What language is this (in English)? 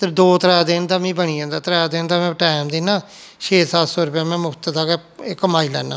Dogri